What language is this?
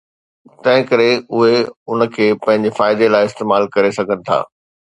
Sindhi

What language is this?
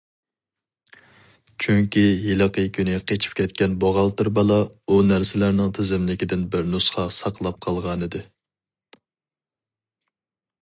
Uyghur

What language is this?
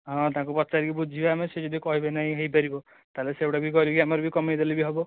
Odia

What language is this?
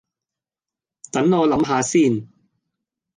Cantonese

